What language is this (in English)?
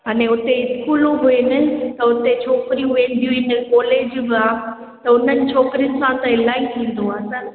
Sindhi